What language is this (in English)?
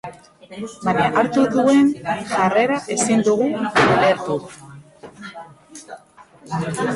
Basque